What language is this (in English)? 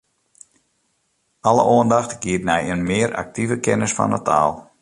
Western Frisian